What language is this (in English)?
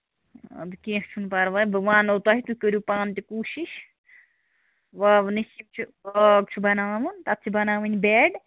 Kashmiri